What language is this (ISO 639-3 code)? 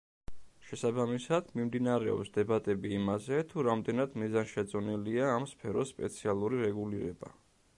kat